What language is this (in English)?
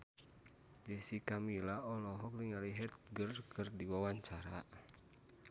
Sundanese